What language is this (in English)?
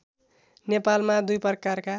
Nepali